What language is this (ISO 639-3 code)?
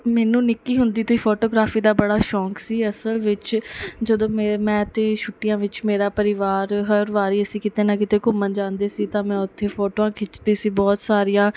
pan